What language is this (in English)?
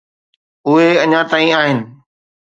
Sindhi